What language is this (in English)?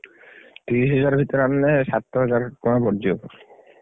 Odia